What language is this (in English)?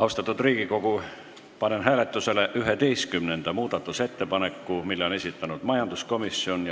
Estonian